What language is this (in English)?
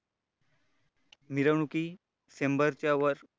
Marathi